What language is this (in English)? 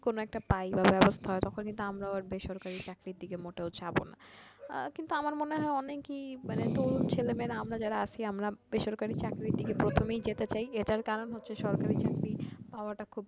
Bangla